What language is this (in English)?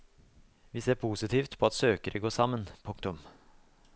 Norwegian